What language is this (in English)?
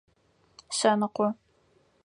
Adyghe